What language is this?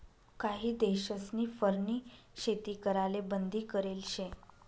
Marathi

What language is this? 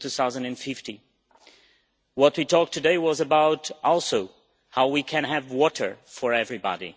English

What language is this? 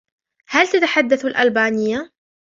Arabic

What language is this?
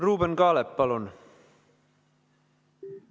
Estonian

